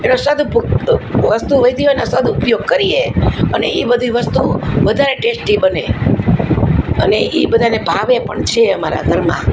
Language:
Gujarati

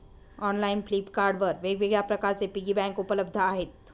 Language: Marathi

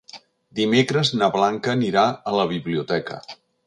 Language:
Catalan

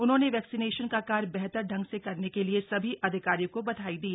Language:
Hindi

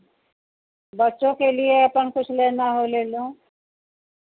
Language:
Hindi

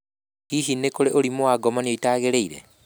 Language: Kikuyu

